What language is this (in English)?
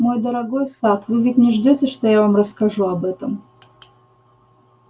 Russian